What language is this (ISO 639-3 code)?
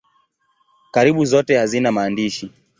swa